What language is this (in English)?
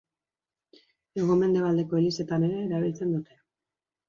Basque